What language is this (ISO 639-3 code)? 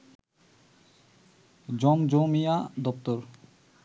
ben